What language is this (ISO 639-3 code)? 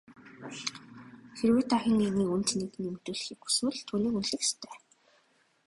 mon